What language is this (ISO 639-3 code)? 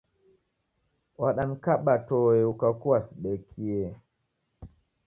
dav